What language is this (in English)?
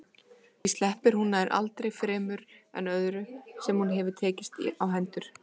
Icelandic